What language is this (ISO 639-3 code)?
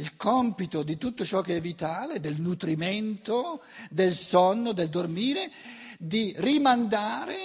ita